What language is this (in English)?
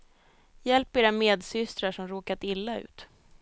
Swedish